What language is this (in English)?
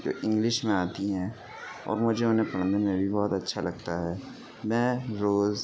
Urdu